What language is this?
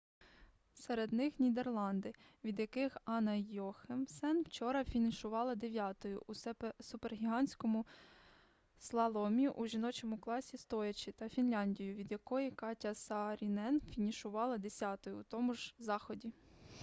Ukrainian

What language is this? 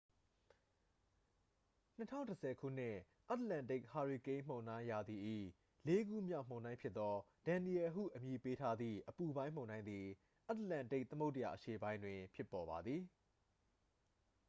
Burmese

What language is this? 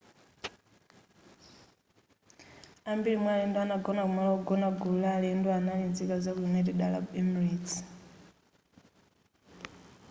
Nyanja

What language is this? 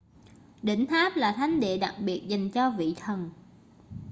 Vietnamese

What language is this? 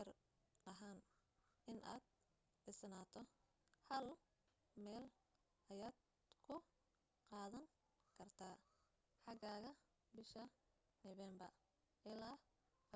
Somali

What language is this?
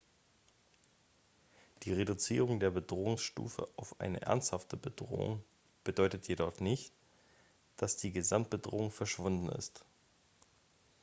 German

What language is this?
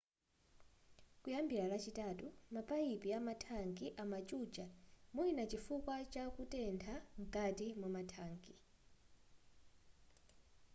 Nyanja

